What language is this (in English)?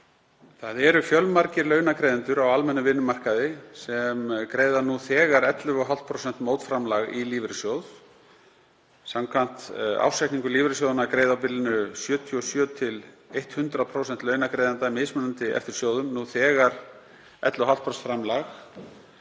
Icelandic